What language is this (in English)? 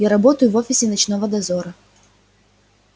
Russian